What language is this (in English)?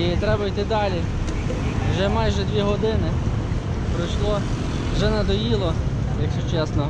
Ukrainian